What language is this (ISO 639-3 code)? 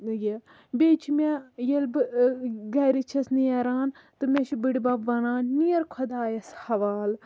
kas